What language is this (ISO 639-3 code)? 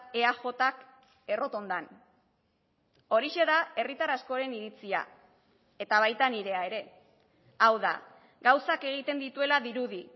eus